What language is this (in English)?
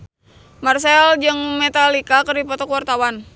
Sundanese